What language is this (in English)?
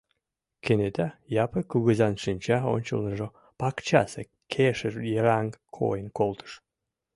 Mari